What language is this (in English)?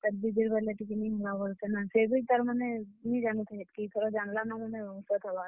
Odia